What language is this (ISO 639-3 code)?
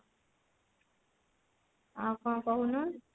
ori